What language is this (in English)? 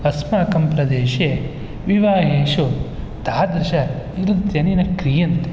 Sanskrit